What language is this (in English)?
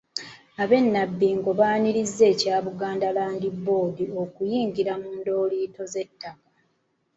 Ganda